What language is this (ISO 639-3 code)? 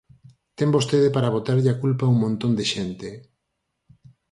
glg